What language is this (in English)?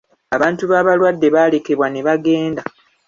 Ganda